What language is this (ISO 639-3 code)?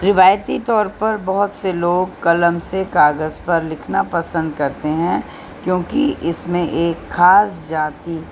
urd